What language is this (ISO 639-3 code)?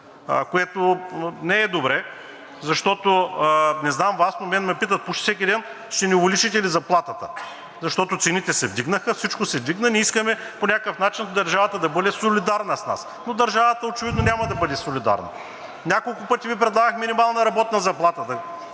bul